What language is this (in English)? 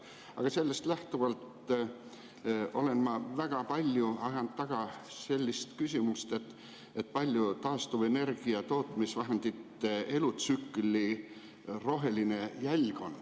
Estonian